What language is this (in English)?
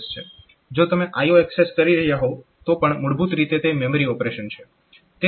Gujarati